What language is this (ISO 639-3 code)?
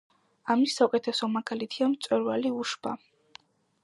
kat